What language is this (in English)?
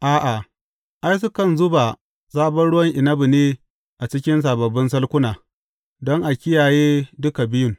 Hausa